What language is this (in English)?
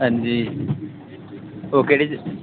Dogri